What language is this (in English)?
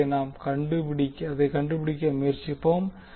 Tamil